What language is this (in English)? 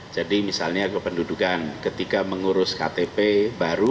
Indonesian